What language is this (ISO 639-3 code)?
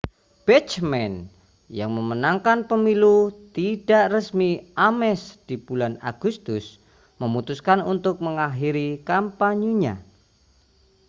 ind